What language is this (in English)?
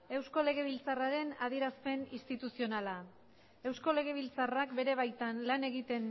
Basque